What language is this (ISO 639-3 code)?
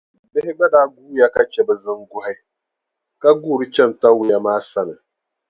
dag